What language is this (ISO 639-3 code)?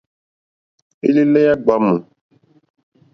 bri